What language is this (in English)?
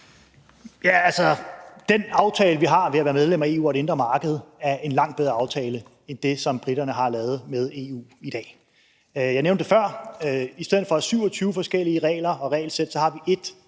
Danish